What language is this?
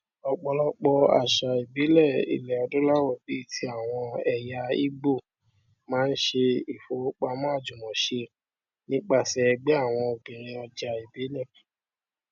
Yoruba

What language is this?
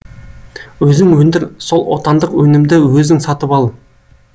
Kazakh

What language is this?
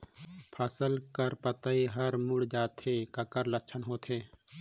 Chhattisgarhi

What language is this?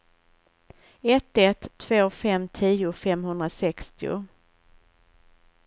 Swedish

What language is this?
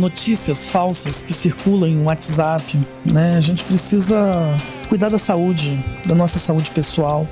Portuguese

